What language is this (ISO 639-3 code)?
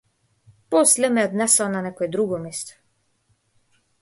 mkd